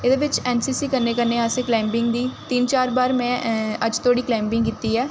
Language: Dogri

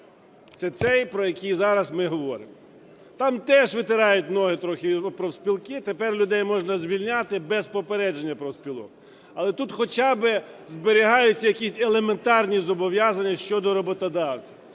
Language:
Ukrainian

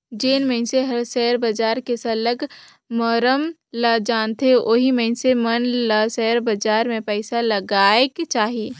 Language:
Chhattisgarhi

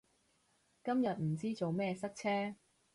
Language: Cantonese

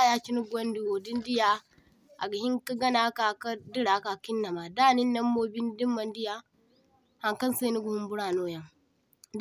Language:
Zarma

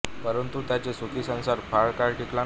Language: Marathi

